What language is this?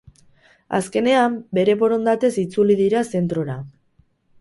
Basque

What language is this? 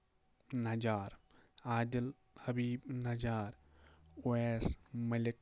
Kashmiri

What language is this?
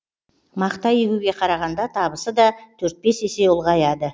Kazakh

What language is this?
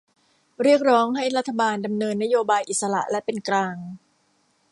Thai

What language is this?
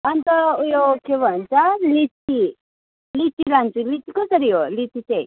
Nepali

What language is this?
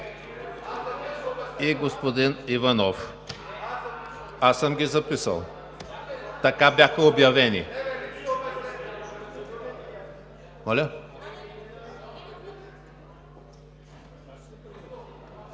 Bulgarian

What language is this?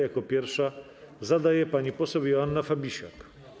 Polish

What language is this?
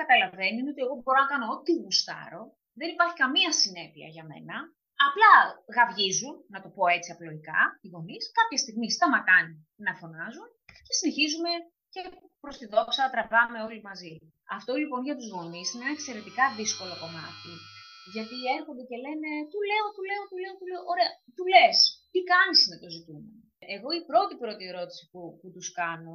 Greek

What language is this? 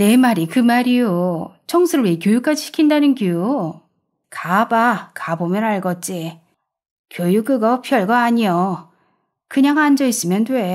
Korean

